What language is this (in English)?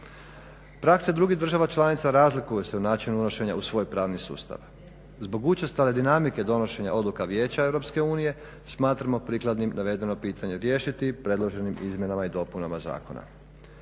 Croatian